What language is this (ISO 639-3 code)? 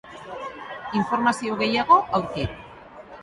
eus